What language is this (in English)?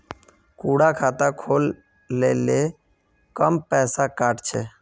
Magahi